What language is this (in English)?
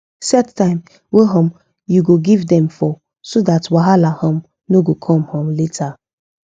Nigerian Pidgin